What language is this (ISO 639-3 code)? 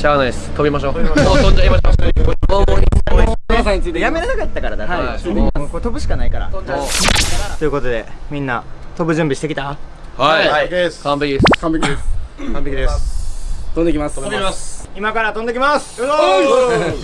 jpn